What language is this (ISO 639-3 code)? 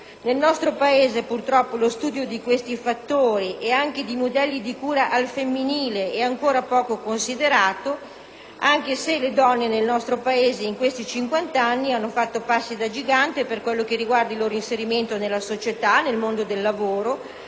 ita